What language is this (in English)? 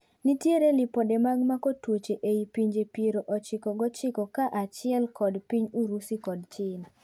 Luo (Kenya and Tanzania)